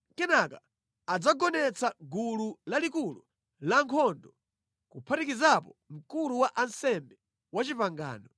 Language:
Nyanja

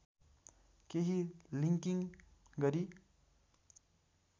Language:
Nepali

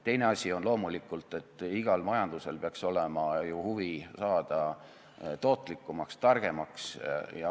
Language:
Estonian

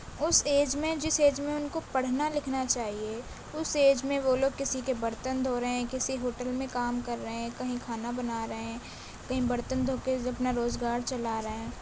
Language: Urdu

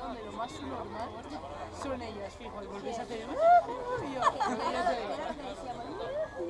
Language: Spanish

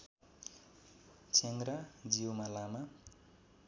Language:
Nepali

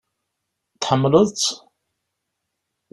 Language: Kabyle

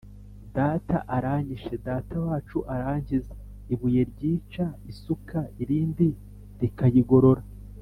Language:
Kinyarwanda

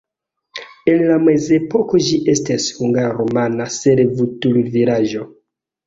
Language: Esperanto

